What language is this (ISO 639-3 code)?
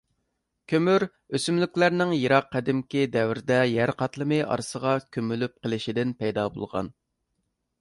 uig